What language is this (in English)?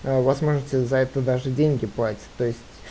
Russian